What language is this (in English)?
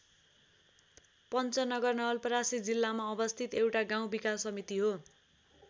Nepali